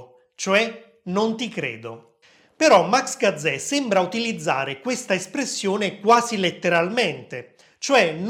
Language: Italian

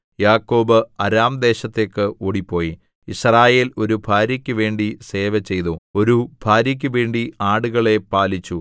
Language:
Malayalam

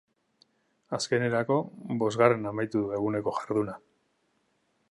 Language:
Basque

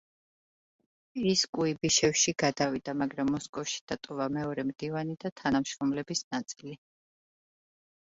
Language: Georgian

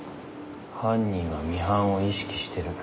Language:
Japanese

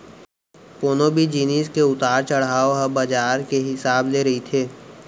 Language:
Chhattisgarhi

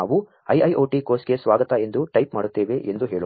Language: Kannada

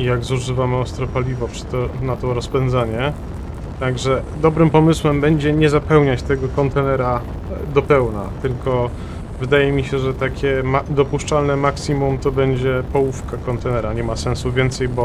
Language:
Polish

